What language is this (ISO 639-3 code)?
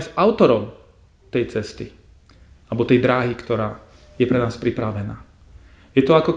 slk